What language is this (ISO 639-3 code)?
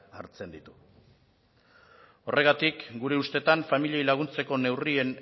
eus